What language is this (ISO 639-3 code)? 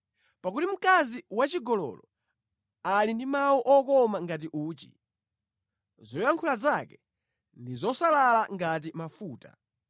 nya